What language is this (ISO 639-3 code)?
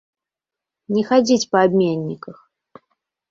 bel